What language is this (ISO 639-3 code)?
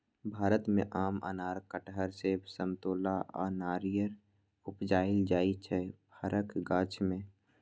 mai